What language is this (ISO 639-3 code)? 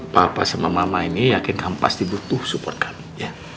ind